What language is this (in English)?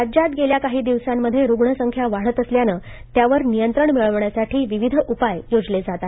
Marathi